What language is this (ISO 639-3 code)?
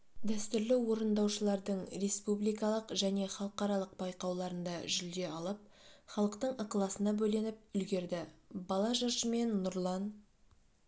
kaz